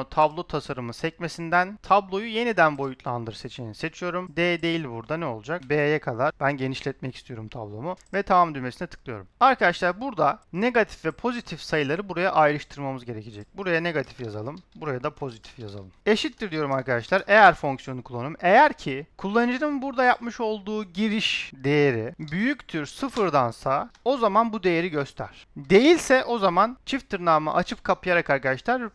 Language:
Turkish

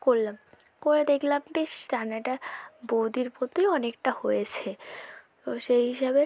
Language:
Bangla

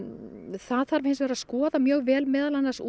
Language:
Icelandic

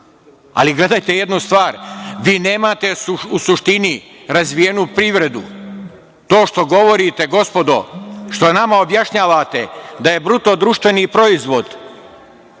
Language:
Serbian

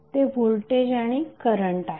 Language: Marathi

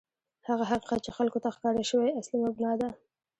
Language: Pashto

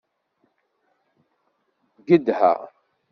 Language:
Kabyle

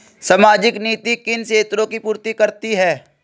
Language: Hindi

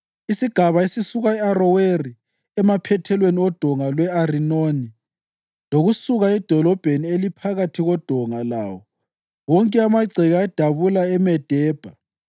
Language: North Ndebele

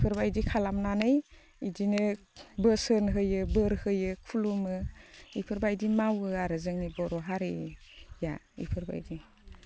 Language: Bodo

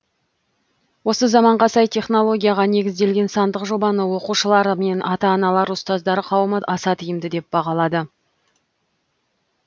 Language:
Kazakh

